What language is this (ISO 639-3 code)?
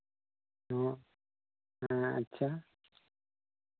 sat